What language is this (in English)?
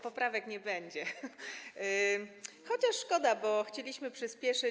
Polish